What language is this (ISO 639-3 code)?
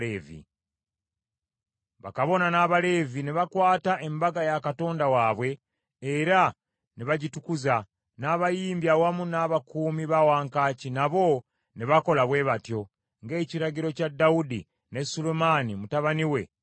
lug